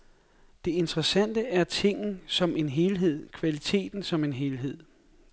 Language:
Danish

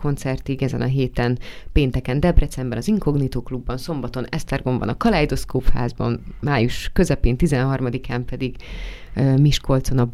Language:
Hungarian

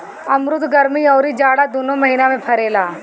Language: Bhojpuri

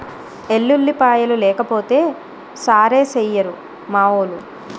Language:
Telugu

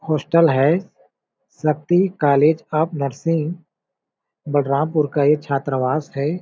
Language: Hindi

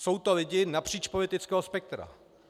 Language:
Czech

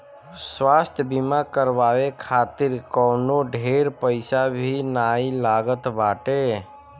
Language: Bhojpuri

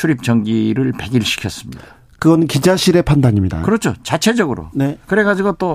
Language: Korean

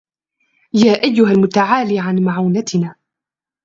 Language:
Arabic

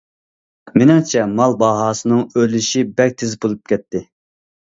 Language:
Uyghur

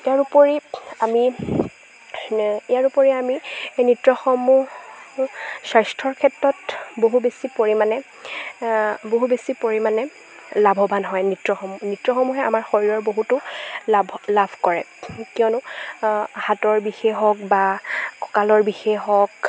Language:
Assamese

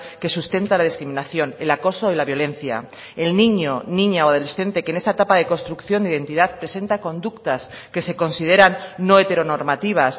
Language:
Spanish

